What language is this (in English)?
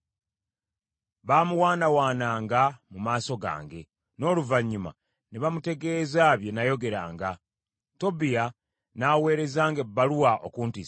Ganda